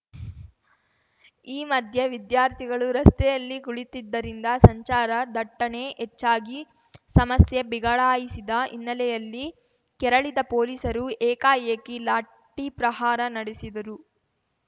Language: Kannada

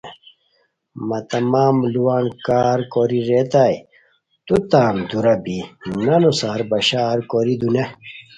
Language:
Khowar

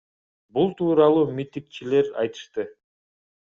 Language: Kyrgyz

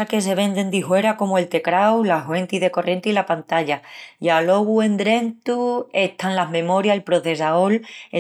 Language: Extremaduran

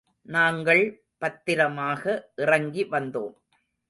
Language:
Tamil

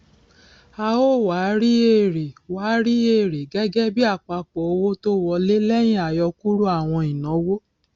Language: Yoruba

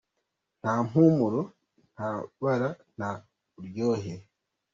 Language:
Kinyarwanda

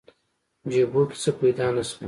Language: Pashto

